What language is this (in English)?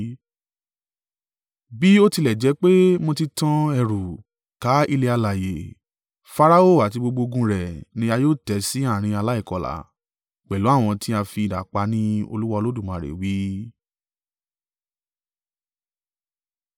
Yoruba